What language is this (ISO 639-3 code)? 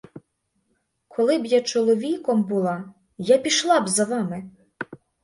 ukr